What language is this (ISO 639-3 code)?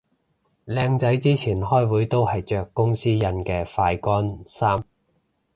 yue